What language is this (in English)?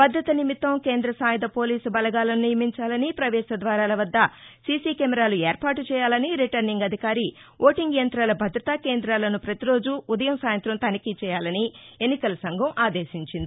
Telugu